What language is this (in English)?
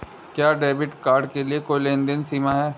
Hindi